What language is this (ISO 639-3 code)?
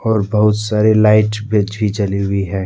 hin